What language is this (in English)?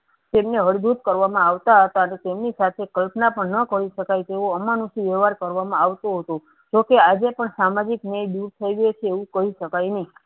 Gujarati